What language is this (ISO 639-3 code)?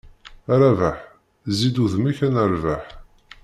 kab